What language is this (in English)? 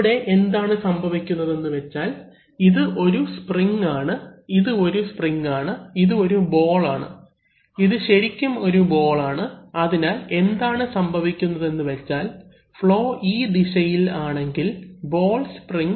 Malayalam